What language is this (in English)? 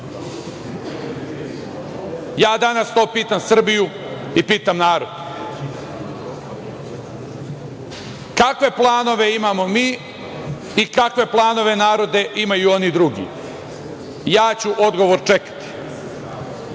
Serbian